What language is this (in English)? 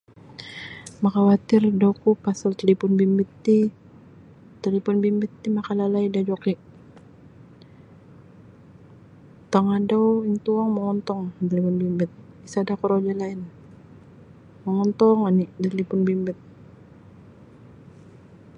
Sabah Bisaya